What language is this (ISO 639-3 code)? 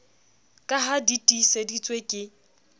sot